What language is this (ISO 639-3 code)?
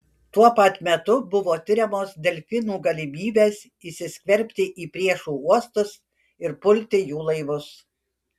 lit